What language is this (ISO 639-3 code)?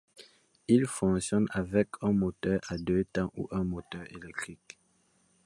fra